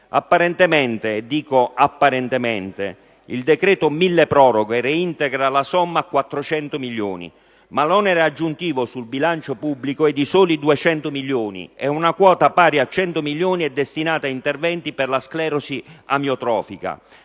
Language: Italian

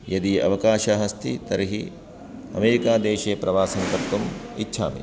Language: Sanskrit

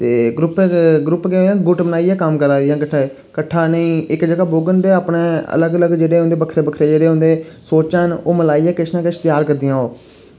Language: Dogri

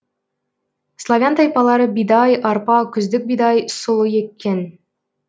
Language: Kazakh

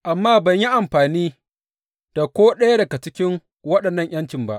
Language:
Hausa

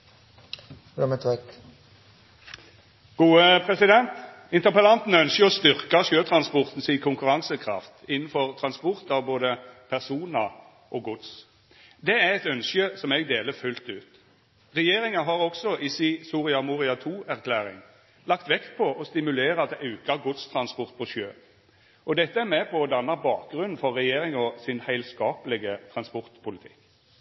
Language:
Norwegian Nynorsk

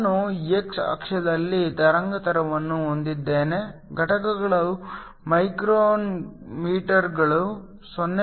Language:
Kannada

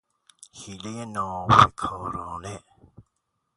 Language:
Persian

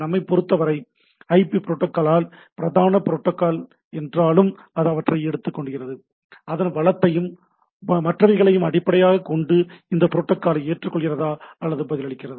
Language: Tamil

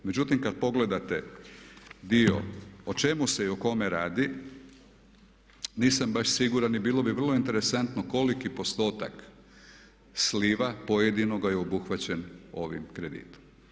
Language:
Croatian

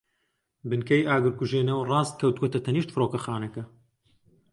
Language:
Central Kurdish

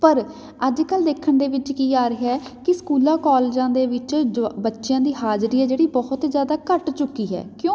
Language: Punjabi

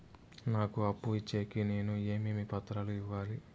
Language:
Telugu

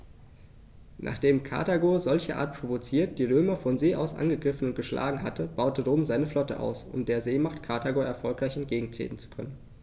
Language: German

